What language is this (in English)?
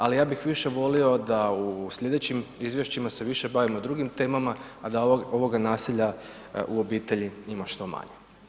Croatian